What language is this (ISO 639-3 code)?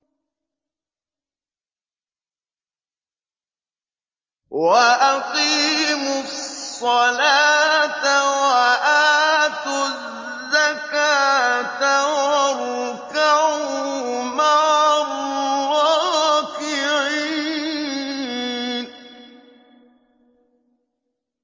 ara